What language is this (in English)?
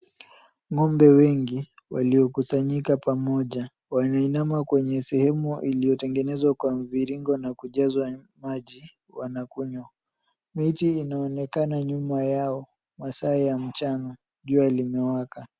Swahili